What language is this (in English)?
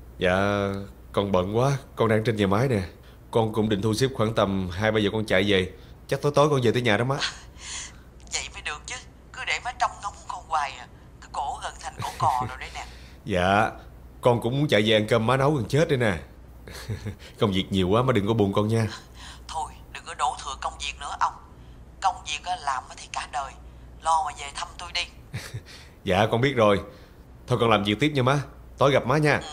Vietnamese